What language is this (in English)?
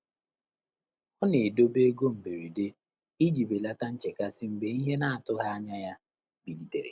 Igbo